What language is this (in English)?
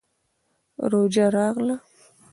Pashto